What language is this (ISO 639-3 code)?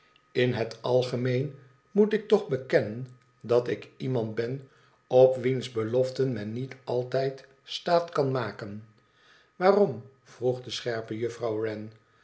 nld